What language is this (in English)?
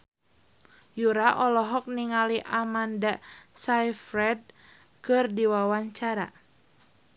Sundanese